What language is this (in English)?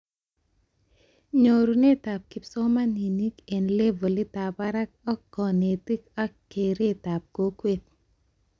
Kalenjin